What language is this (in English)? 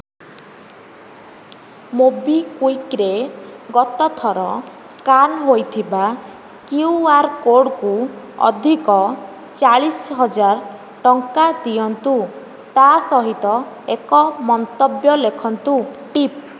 Odia